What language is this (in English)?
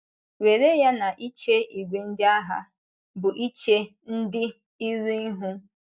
Igbo